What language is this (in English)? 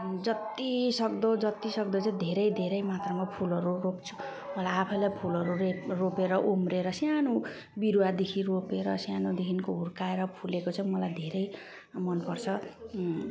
Nepali